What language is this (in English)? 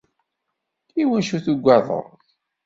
Kabyle